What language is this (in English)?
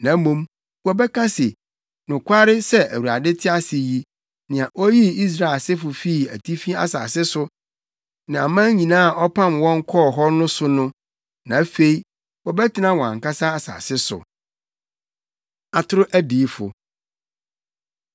Akan